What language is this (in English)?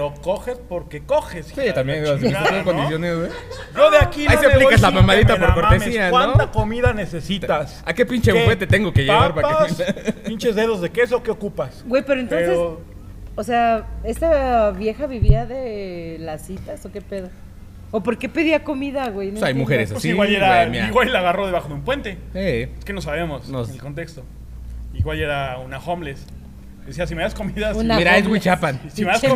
Spanish